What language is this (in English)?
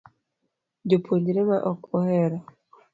Luo (Kenya and Tanzania)